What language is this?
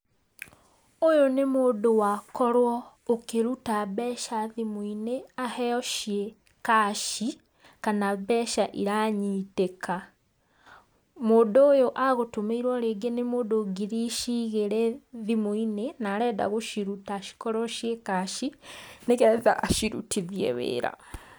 Kikuyu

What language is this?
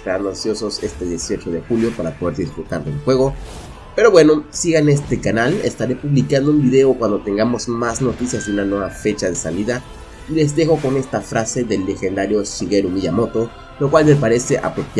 Spanish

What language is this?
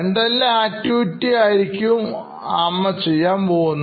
Malayalam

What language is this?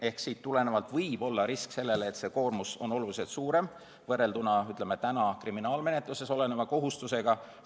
Estonian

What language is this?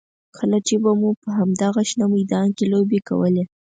Pashto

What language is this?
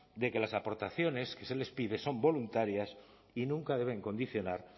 Spanish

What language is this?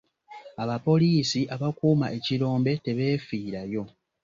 Ganda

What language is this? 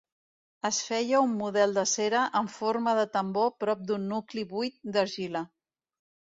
Catalan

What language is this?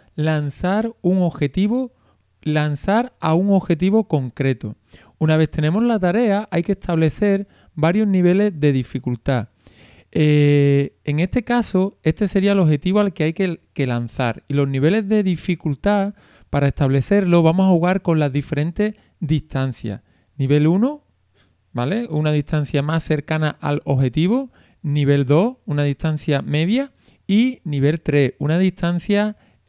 Spanish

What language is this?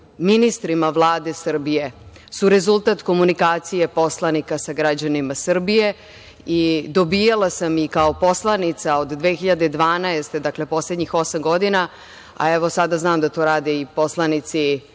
Serbian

